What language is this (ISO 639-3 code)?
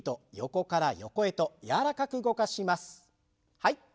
jpn